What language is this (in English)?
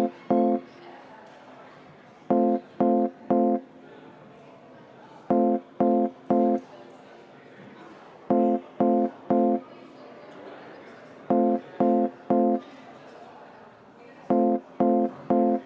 Estonian